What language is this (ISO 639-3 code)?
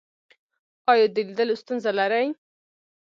pus